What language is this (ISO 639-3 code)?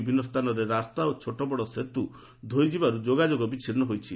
ori